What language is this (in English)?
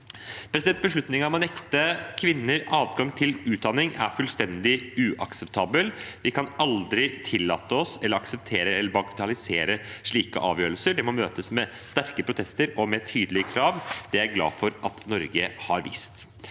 Norwegian